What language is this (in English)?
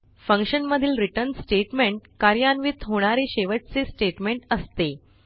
Marathi